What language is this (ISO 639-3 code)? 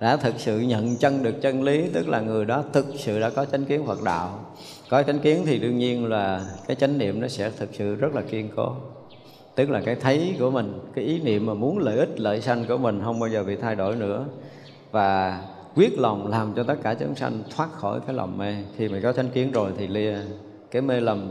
vie